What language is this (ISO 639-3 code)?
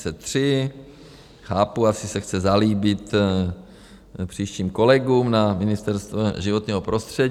ces